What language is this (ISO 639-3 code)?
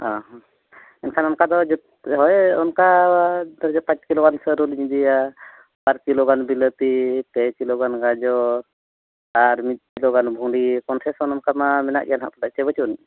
sat